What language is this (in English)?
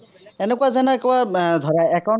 Assamese